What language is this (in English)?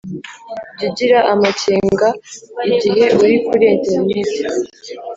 Kinyarwanda